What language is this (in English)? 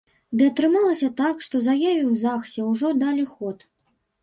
Belarusian